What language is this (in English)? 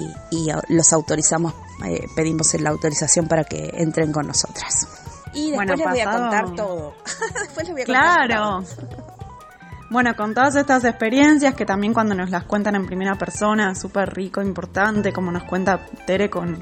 Spanish